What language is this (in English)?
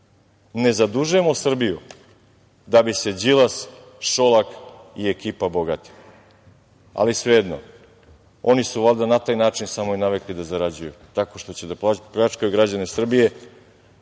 Serbian